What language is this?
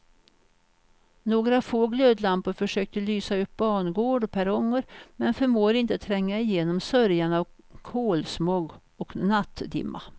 Swedish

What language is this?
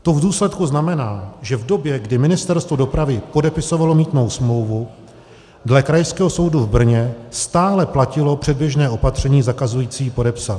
Czech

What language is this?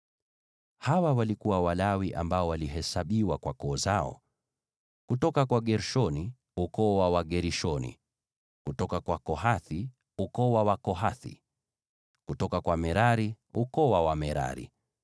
Swahili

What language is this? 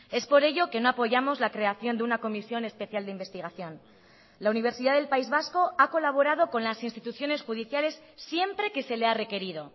Spanish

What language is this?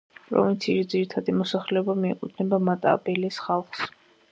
Georgian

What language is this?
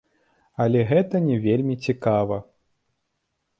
Belarusian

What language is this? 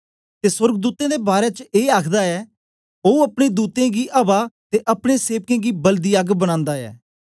Dogri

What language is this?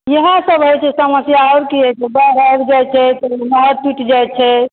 Maithili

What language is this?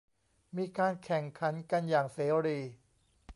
Thai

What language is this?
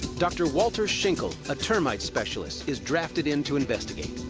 English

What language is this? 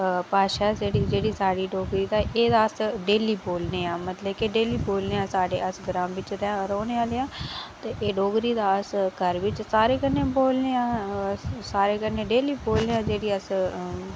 Dogri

